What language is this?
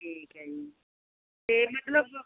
Punjabi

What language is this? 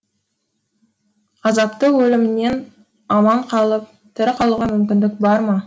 Kazakh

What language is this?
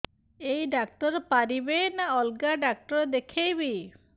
Odia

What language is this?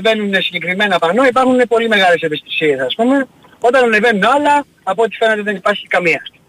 Greek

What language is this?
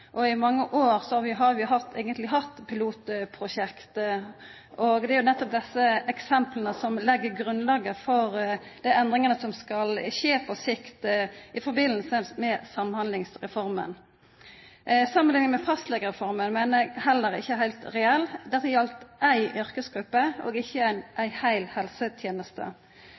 Norwegian Nynorsk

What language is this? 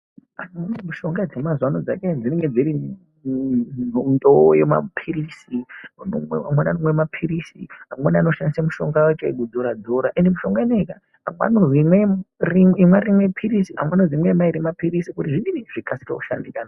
Ndau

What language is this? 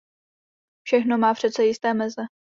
Czech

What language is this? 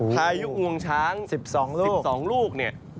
Thai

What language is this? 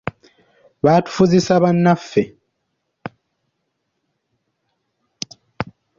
Ganda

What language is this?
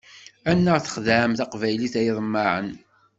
Kabyle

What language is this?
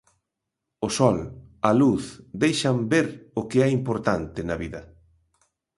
Galician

